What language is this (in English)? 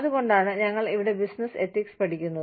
Malayalam